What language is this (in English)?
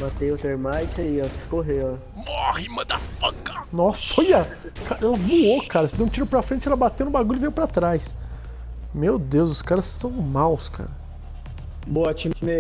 Portuguese